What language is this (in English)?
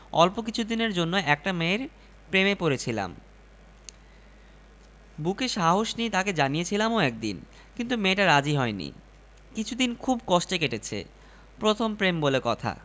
Bangla